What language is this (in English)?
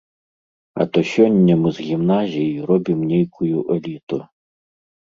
Belarusian